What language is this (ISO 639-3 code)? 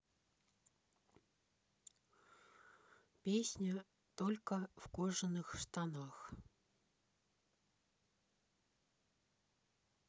rus